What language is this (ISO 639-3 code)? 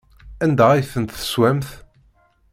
kab